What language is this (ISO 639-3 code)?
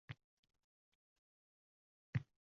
uzb